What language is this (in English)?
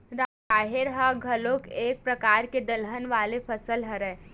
Chhattisgarhi